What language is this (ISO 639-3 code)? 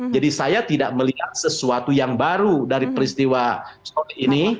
ind